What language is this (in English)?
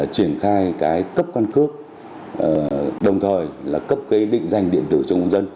Vietnamese